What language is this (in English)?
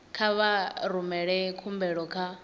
Venda